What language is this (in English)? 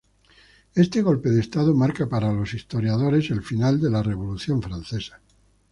Spanish